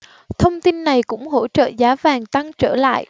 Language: Vietnamese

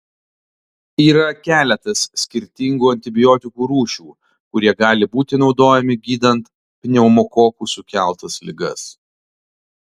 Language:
Lithuanian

